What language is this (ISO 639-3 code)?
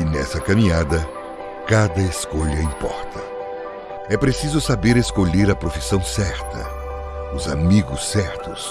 por